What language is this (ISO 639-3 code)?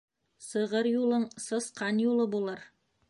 bak